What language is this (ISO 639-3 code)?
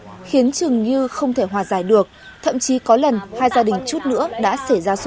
vie